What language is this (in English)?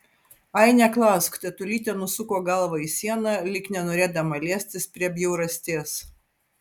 Lithuanian